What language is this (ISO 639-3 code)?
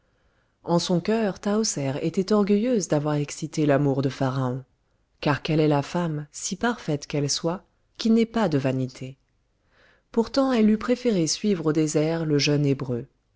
fra